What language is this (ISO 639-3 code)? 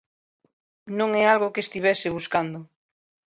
glg